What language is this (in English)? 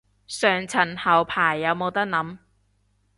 Cantonese